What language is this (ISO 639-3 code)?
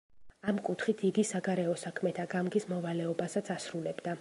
kat